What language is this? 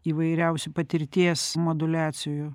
Lithuanian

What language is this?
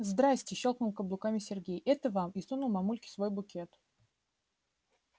Russian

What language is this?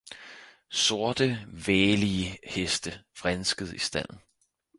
Danish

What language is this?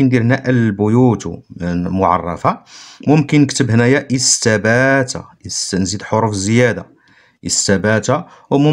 Arabic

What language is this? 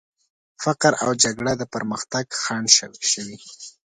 Pashto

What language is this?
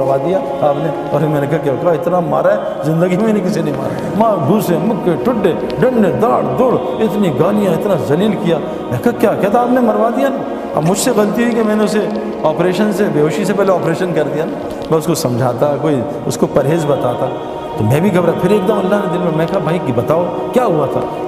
Urdu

